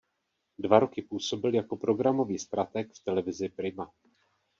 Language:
Czech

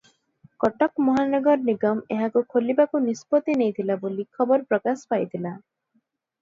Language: Odia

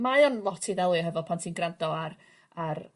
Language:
Welsh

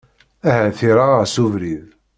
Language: Kabyle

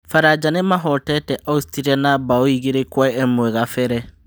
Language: Kikuyu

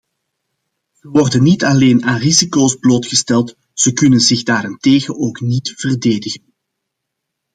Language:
Dutch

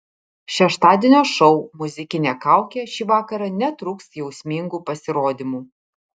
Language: Lithuanian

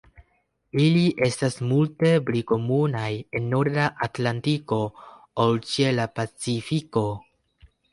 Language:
Esperanto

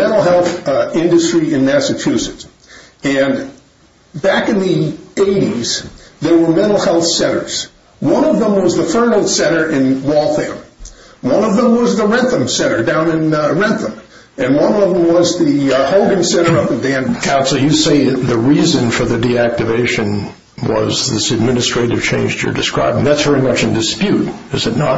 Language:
English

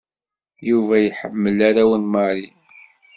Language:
Kabyle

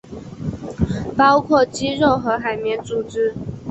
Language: Chinese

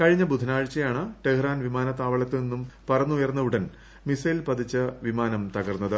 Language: Malayalam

